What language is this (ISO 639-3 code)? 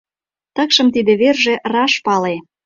chm